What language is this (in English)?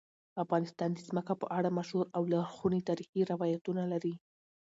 Pashto